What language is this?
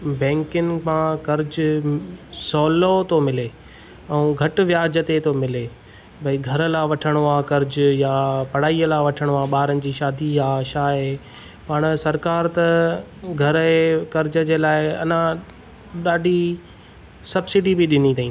Sindhi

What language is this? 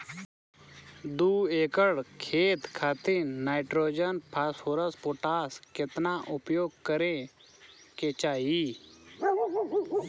Bhojpuri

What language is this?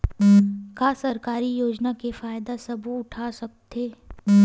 Chhattisgarhi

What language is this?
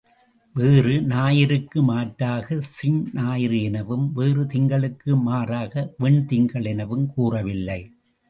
Tamil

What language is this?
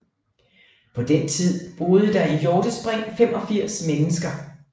Danish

